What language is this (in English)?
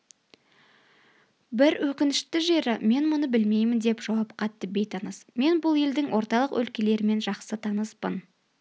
Kazakh